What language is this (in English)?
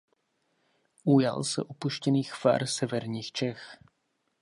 Czech